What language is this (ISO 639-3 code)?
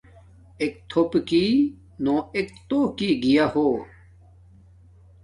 dmk